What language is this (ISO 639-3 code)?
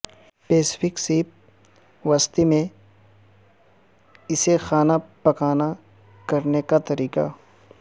urd